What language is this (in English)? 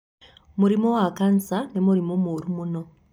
Kikuyu